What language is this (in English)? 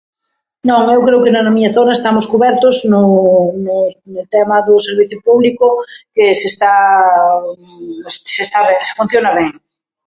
Galician